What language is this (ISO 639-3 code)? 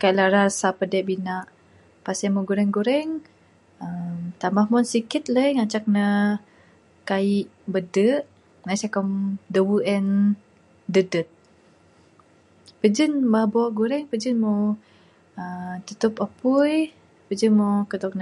sdo